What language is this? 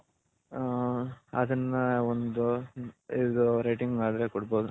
Kannada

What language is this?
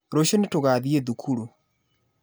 Kikuyu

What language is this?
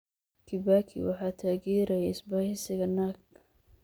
Somali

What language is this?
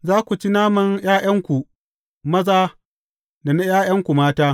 Hausa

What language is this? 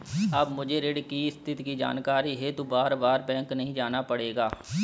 Hindi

